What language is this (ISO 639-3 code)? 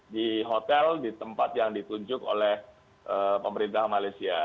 ind